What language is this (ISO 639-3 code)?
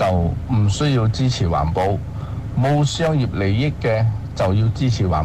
zho